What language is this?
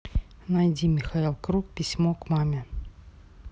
Russian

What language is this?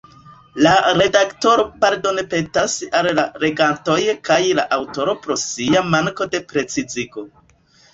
Esperanto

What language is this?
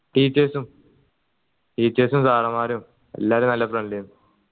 Malayalam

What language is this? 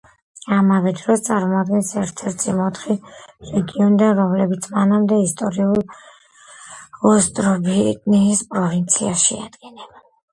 Georgian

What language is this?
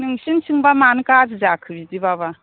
Bodo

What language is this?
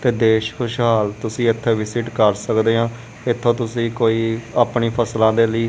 Punjabi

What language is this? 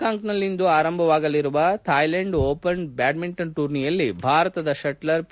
Kannada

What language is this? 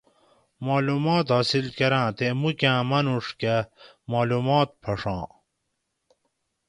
Gawri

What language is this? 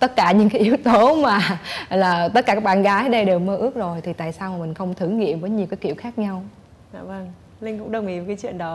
Vietnamese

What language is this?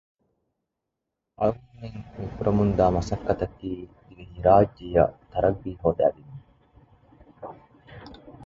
Divehi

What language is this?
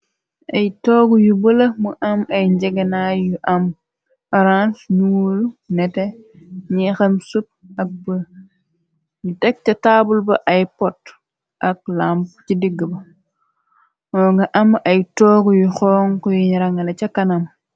Wolof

